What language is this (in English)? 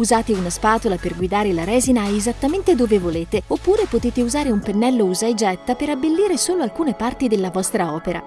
Italian